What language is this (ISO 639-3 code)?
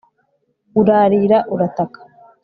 kin